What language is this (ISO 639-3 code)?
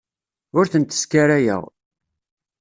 kab